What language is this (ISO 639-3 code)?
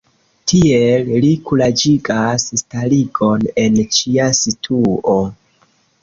epo